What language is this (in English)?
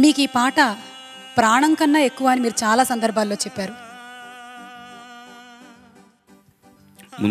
Telugu